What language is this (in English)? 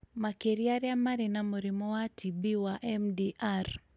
Kikuyu